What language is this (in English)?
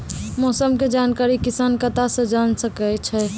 Maithili